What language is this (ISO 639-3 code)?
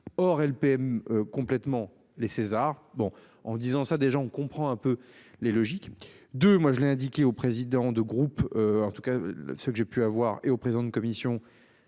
fra